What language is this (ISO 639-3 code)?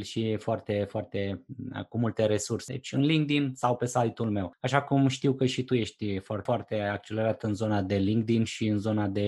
ron